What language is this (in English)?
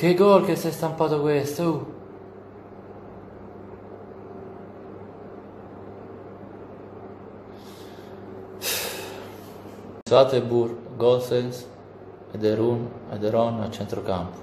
Italian